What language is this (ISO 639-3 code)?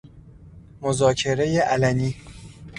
fas